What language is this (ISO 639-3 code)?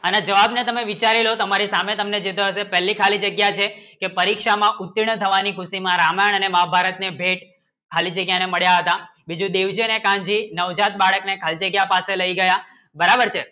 guj